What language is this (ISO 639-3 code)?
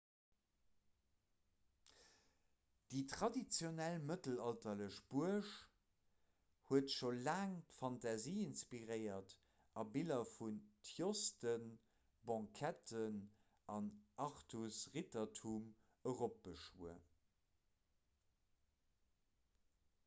ltz